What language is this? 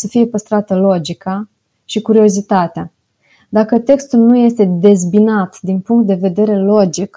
Romanian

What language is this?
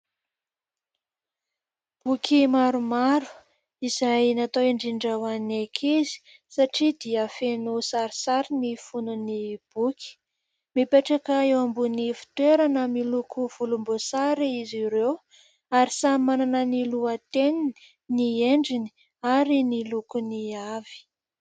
Malagasy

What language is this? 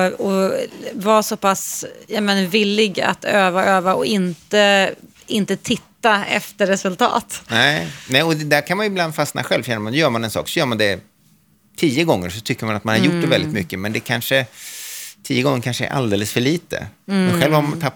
Swedish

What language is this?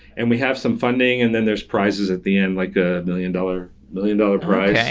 English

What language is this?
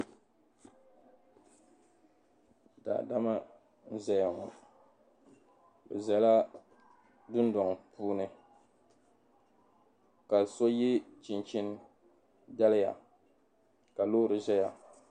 Dagbani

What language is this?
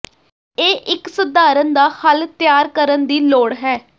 Punjabi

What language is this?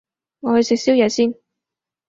Cantonese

